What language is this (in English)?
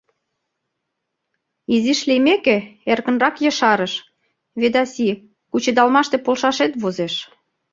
Mari